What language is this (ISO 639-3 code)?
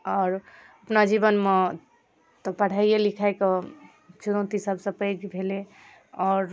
mai